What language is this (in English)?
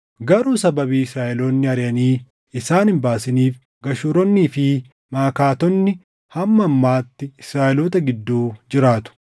Oromo